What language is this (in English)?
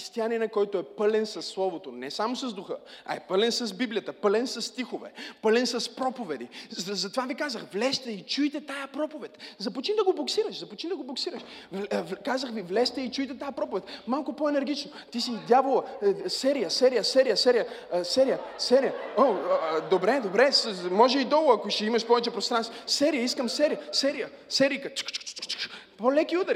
Bulgarian